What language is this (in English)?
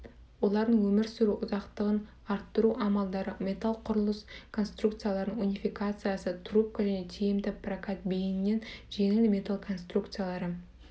Kazakh